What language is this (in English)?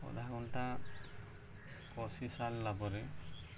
Odia